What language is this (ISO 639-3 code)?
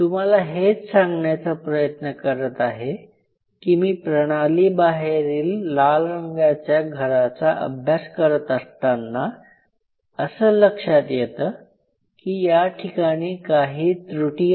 mar